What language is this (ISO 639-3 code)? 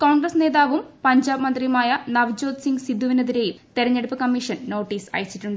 mal